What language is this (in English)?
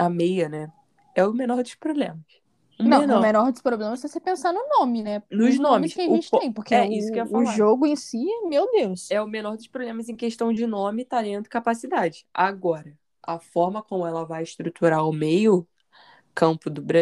Portuguese